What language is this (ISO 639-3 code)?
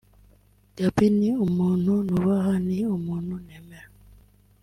kin